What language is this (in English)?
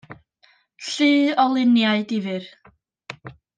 Welsh